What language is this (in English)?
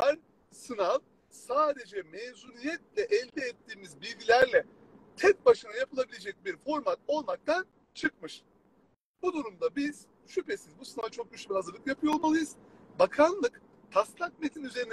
Turkish